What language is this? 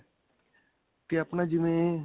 Punjabi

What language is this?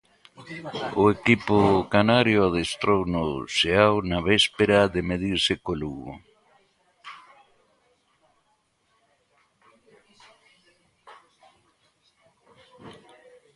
Galician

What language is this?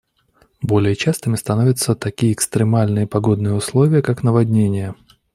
Russian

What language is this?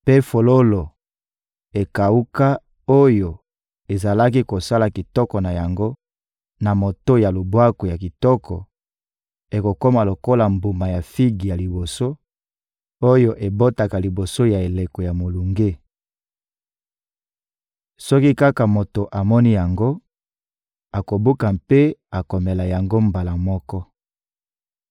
Lingala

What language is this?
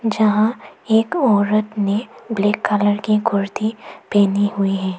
Hindi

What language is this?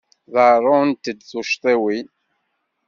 Kabyle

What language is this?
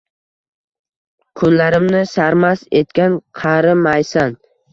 Uzbek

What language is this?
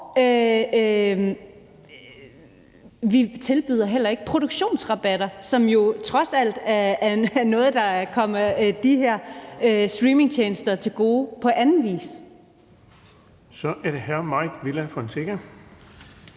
Danish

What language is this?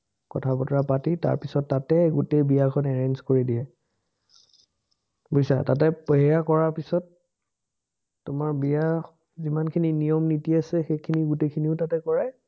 Assamese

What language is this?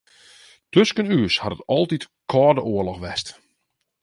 Western Frisian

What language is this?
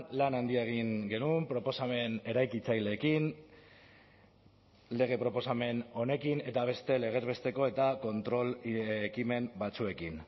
Basque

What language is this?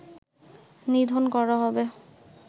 Bangla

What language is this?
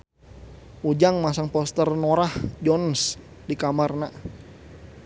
Sundanese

